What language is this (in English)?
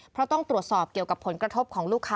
Thai